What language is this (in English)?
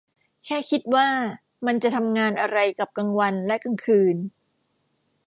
Thai